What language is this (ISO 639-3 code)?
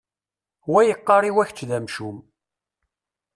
kab